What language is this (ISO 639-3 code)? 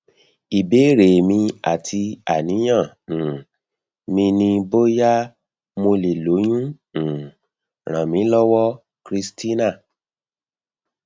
yor